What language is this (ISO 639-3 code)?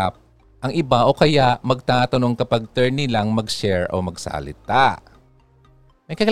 fil